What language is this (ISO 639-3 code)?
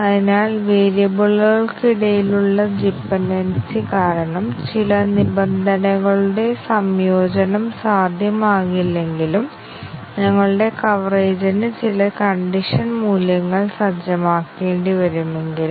mal